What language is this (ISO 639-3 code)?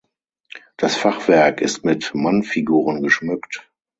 deu